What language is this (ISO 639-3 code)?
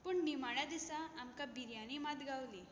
kok